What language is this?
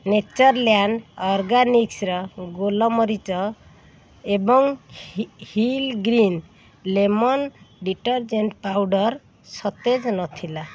Odia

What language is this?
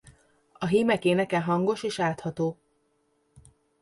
Hungarian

